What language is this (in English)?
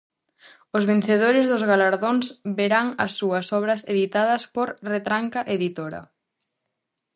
Galician